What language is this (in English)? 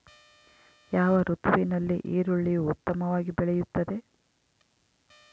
Kannada